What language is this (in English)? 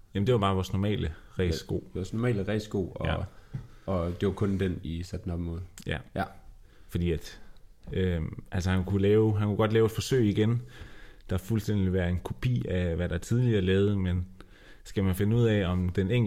Danish